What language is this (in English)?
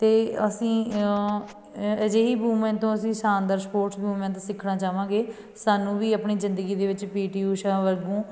Punjabi